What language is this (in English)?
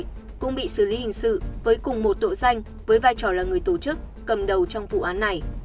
Vietnamese